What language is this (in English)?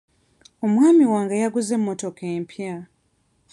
Ganda